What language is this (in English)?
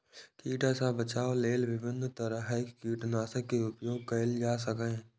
Maithili